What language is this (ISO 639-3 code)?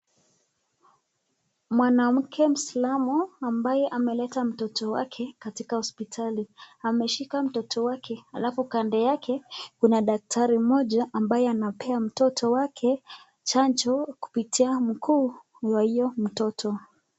swa